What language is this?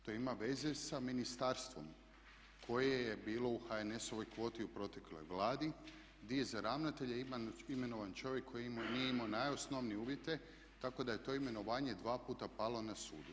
Croatian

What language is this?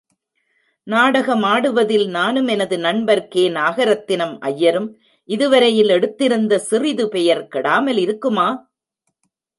Tamil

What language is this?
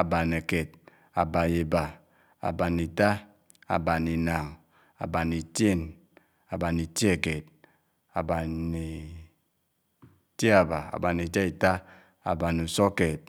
Anaang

